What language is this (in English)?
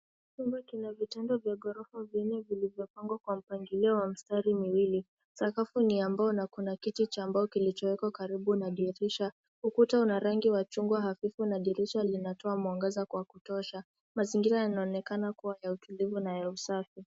Swahili